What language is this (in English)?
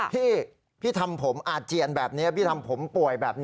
Thai